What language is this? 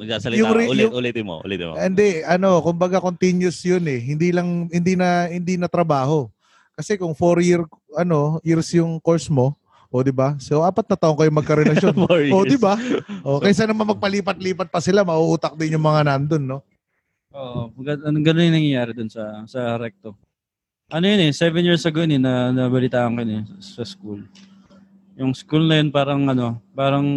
Filipino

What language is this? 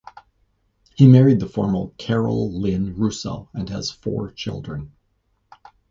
English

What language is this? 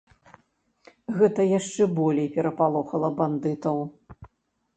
Belarusian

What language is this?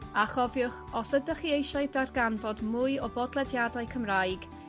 Welsh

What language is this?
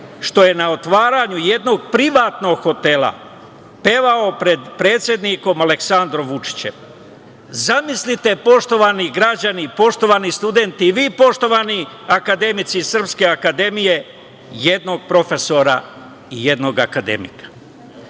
Serbian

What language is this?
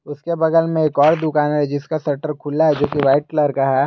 Hindi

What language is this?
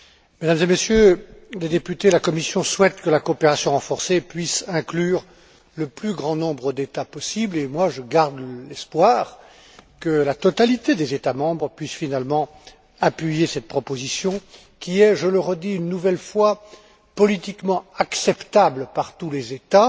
French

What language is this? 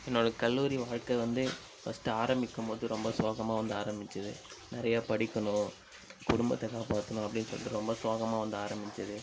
Tamil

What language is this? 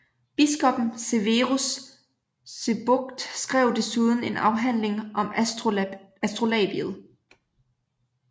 Danish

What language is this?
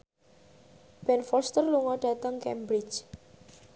Javanese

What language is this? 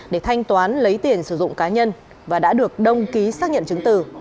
Vietnamese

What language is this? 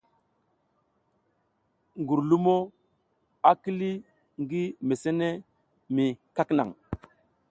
South Giziga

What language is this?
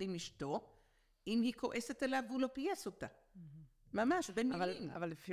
Hebrew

